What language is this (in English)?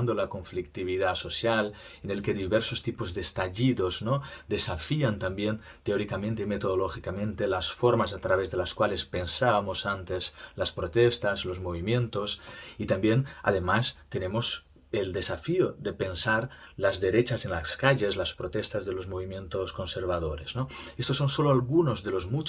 Spanish